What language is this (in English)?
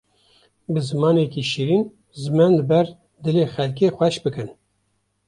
Kurdish